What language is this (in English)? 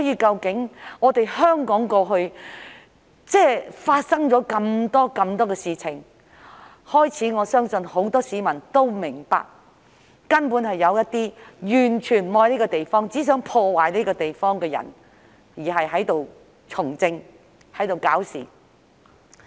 Cantonese